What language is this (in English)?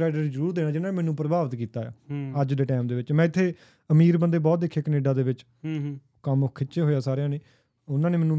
Punjabi